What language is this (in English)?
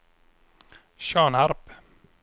Swedish